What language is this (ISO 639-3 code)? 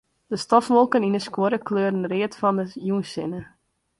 fry